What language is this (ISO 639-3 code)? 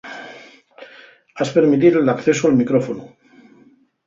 ast